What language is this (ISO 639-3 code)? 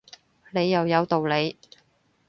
yue